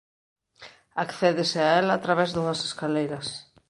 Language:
Galician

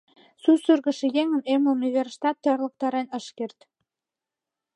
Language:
Mari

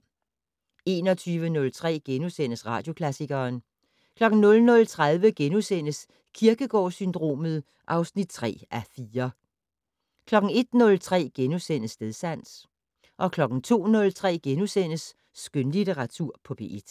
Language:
Danish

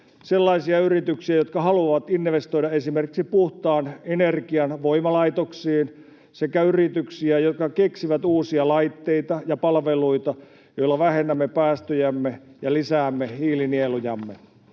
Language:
Finnish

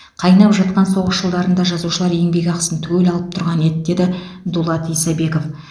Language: Kazakh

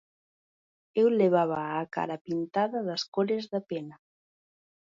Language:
Galician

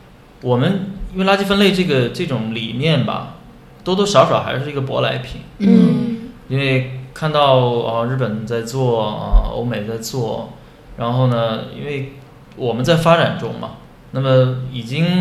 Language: Chinese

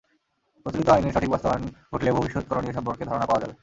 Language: Bangla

